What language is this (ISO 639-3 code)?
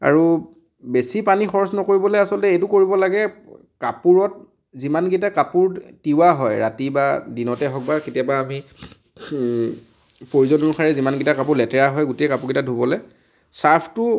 asm